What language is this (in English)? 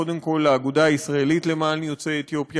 Hebrew